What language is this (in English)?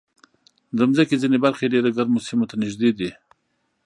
Pashto